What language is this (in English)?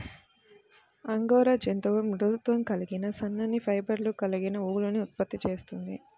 Telugu